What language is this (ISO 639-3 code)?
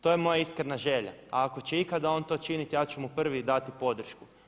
hrv